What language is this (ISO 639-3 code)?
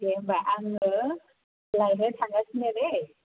brx